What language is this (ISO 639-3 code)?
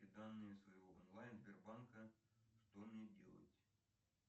rus